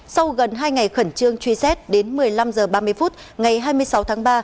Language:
Vietnamese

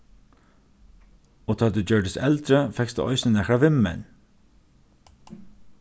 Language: Faroese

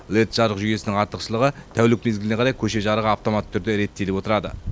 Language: Kazakh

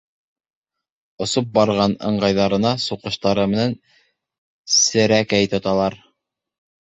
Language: Bashkir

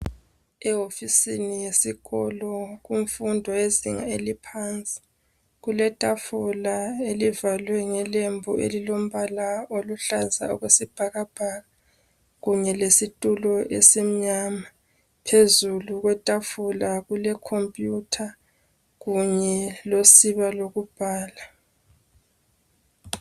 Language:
North Ndebele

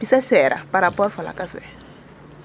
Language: Serer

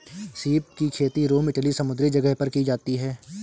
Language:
Hindi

